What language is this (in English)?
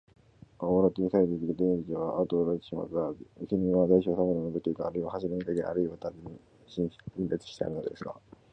Japanese